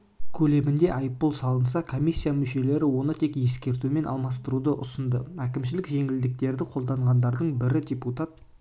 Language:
Kazakh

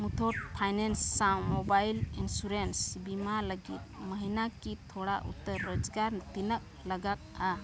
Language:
Santali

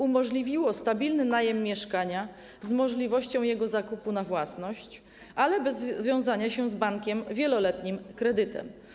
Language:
Polish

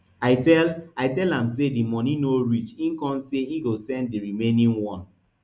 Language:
Nigerian Pidgin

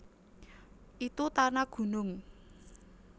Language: Javanese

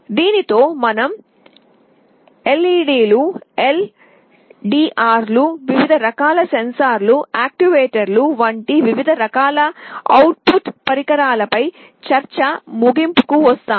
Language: Telugu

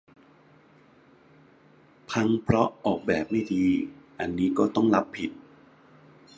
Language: Thai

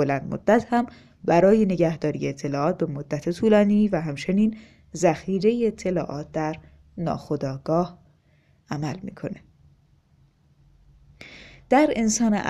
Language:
Persian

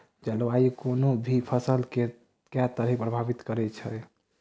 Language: Maithili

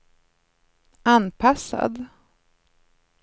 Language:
Swedish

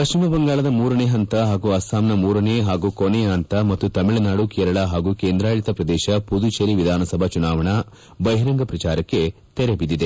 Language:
Kannada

